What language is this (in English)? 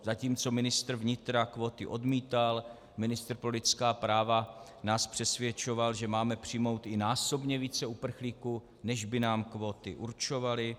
Czech